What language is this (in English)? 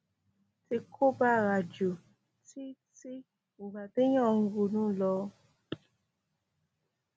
Yoruba